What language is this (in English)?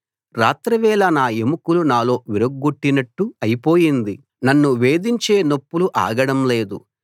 Telugu